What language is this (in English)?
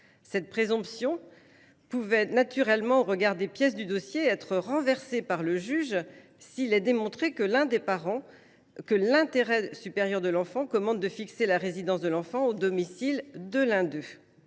French